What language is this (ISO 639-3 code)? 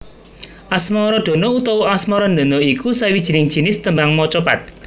jav